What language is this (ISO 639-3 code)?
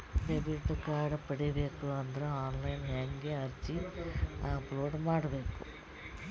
kan